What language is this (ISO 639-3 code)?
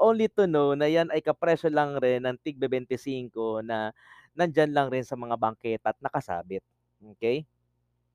fil